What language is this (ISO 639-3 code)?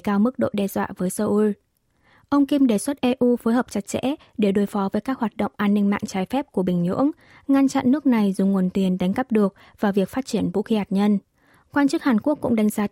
vie